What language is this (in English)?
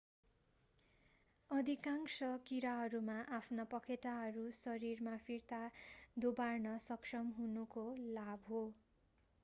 Nepali